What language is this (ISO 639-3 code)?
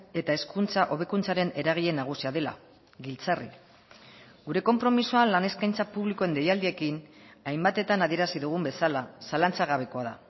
eus